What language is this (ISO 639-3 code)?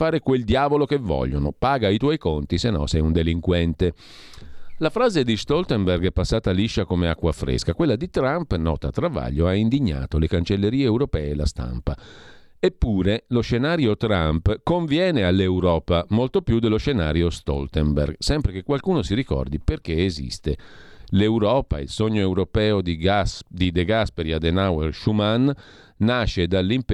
ita